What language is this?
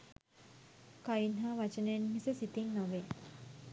Sinhala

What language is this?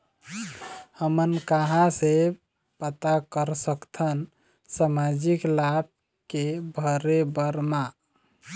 Chhattisgarhi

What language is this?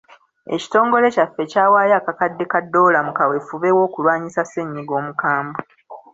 Ganda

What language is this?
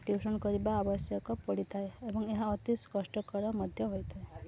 Odia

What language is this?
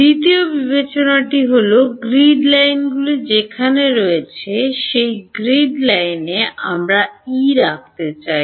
Bangla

